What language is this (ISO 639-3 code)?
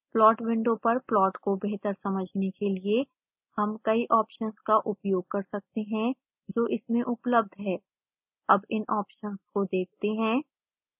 hin